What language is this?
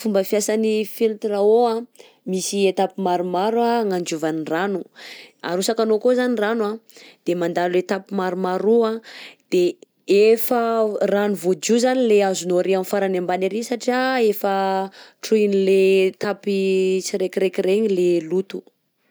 Southern Betsimisaraka Malagasy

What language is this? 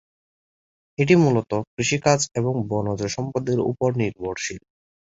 Bangla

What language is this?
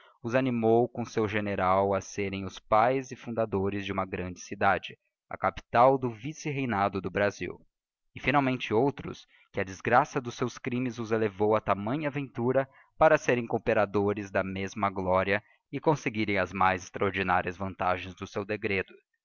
Portuguese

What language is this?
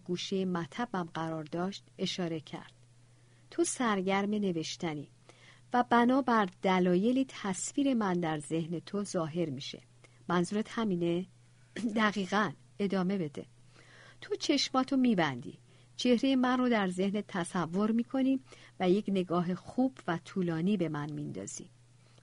Persian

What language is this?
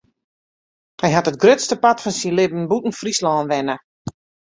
Western Frisian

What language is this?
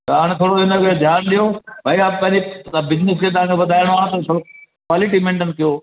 Sindhi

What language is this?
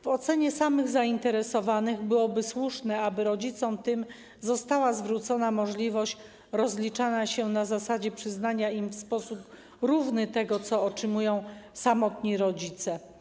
Polish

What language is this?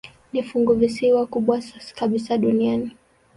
Swahili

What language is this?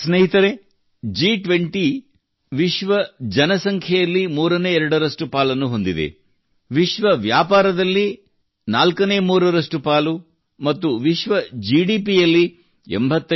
Kannada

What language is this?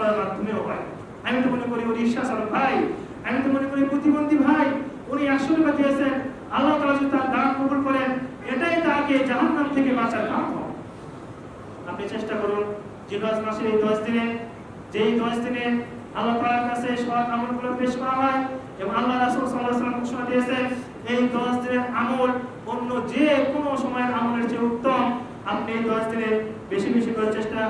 Indonesian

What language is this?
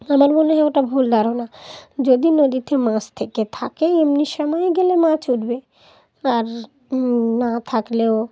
Bangla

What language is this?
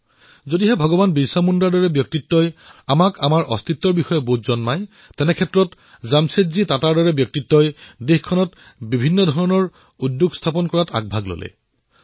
Assamese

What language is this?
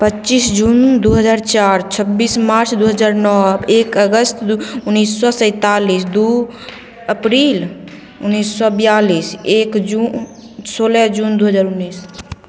Maithili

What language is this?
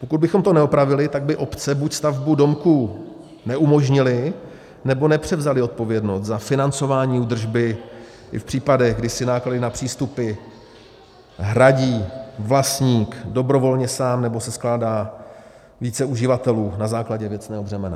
Czech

